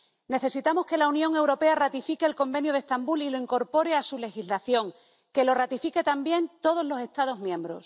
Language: Spanish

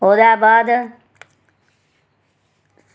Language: Dogri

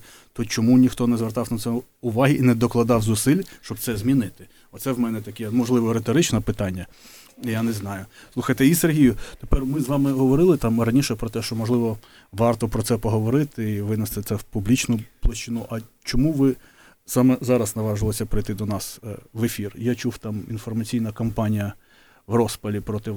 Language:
Ukrainian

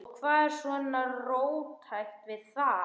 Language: Icelandic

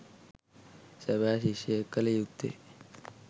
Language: Sinhala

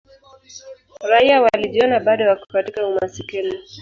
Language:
Swahili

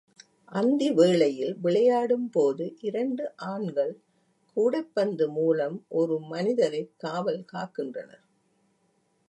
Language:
Tamil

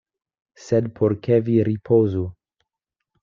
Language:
Esperanto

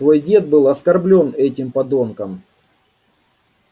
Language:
Russian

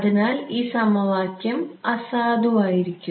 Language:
Malayalam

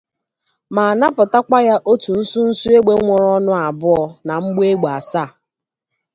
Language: Igbo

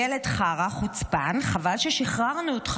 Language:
Hebrew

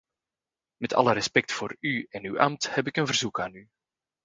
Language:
Dutch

